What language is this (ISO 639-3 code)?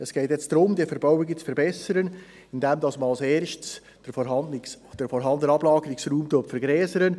gsw